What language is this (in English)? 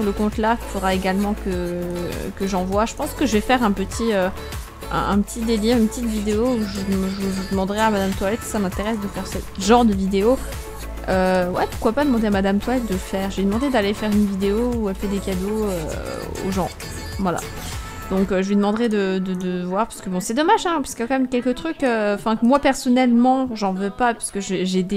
French